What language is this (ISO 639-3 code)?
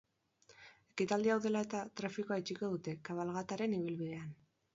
eus